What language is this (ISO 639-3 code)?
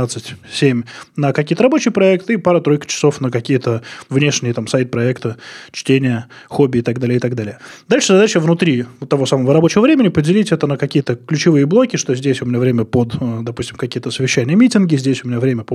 rus